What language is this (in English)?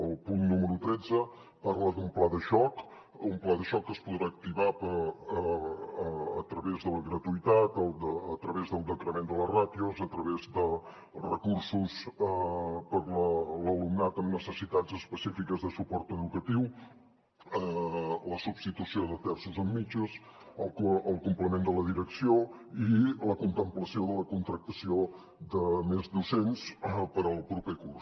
Catalan